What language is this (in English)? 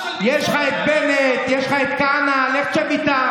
Hebrew